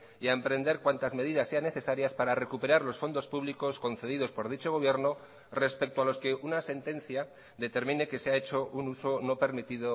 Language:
Spanish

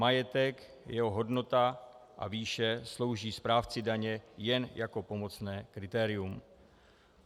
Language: Czech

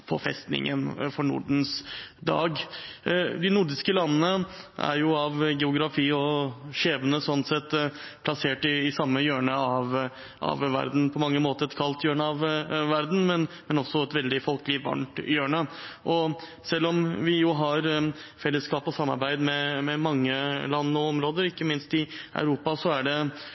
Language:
Norwegian Bokmål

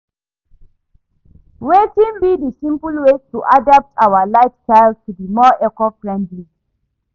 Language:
Nigerian Pidgin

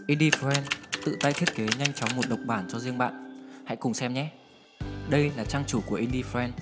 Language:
Vietnamese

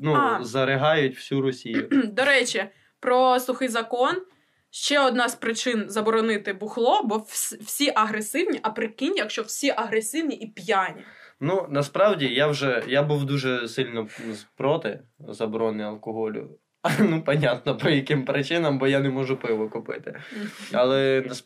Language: Ukrainian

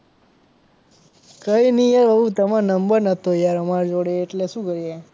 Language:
Gujarati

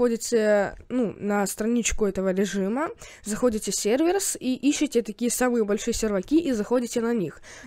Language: Russian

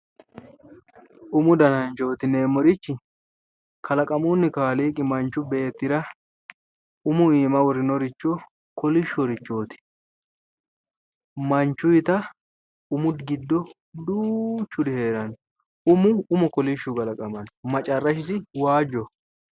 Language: Sidamo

